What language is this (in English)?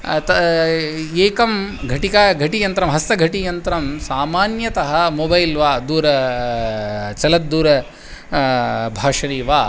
Sanskrit